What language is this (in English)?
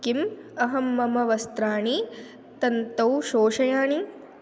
Sanskrit